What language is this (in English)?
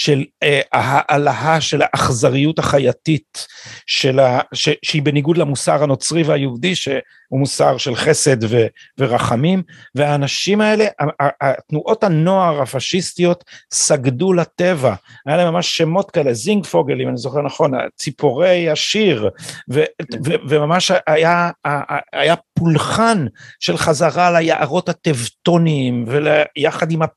Hebrew